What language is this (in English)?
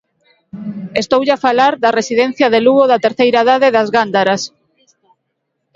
Galician